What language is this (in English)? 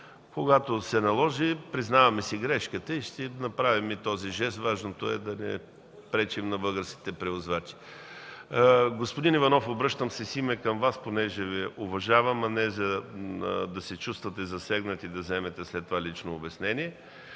Bulgarian